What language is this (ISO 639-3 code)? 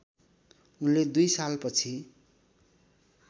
nep